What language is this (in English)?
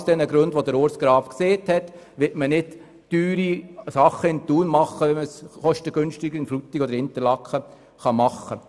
Swiss German